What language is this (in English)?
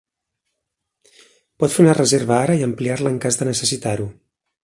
Catalan